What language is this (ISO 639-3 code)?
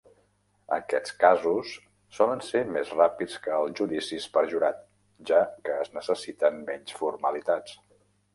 cat